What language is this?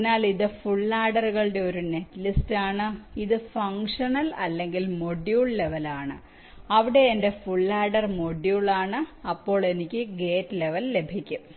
Malayalam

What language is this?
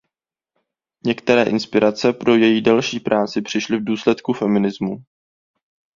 Czech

